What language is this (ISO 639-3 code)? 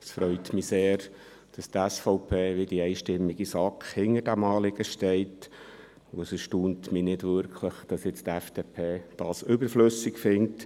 gsw